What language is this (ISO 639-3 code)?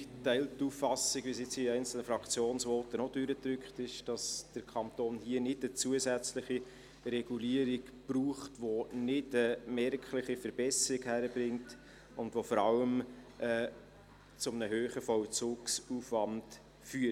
gsw